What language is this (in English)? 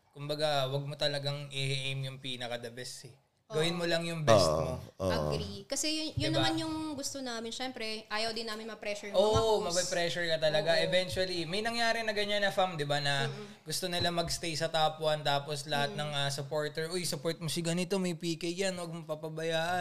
Filipino